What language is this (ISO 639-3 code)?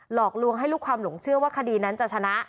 tha